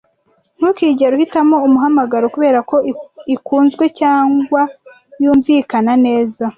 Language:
Kinyarwanda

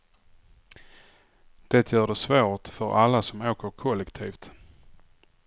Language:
Swedish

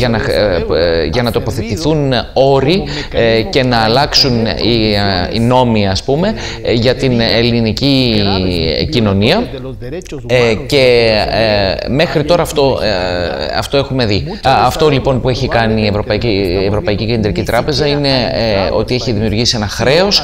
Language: Greek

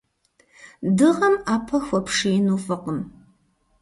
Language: Kabardian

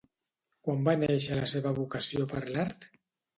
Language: Catalan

